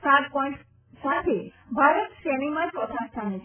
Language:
Gujarati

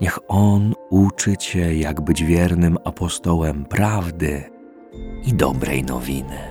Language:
Polish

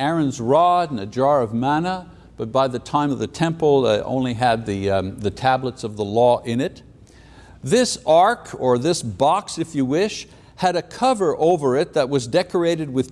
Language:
English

